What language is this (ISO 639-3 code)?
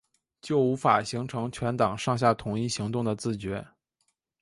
zho